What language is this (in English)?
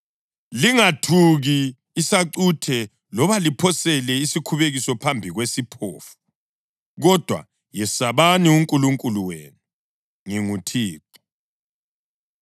North Ndebele